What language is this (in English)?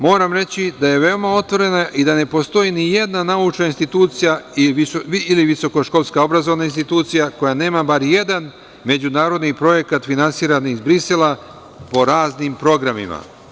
Serbian